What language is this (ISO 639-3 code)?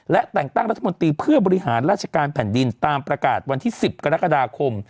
tha